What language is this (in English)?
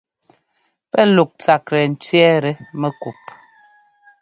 Ngomba